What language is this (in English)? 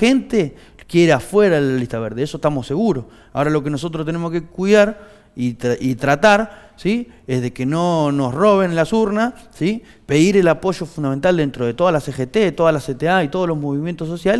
Spanish